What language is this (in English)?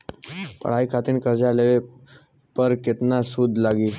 Bhojpuri